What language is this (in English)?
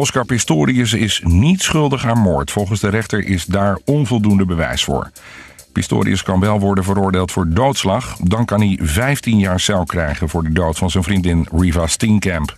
Dutch